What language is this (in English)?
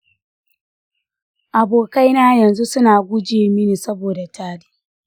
Hausa